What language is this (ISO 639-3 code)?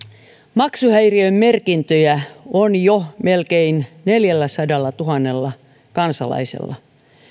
fin